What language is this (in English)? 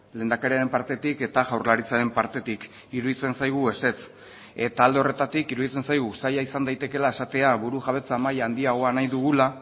Basque